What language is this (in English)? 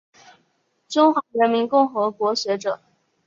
Chinese